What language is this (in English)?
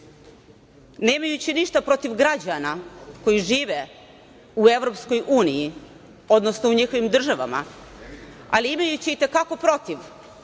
Serbian